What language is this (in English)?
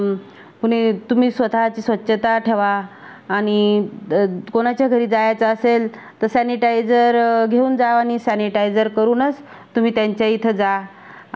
Marathi